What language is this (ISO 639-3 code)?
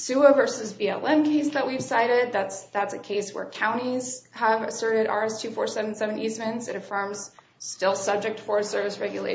eng